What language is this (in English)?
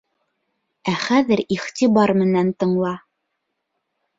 Bashkir